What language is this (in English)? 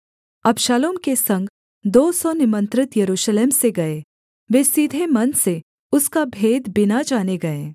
Hindi